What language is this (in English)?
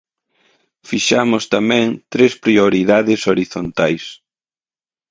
Galician